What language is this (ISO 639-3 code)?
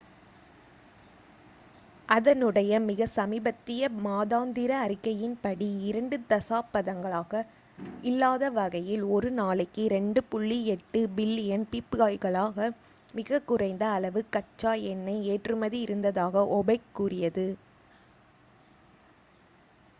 tam